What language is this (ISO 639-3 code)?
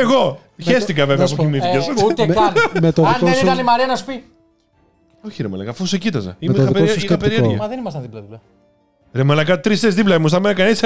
ell